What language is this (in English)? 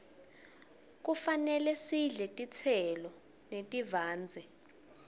Swati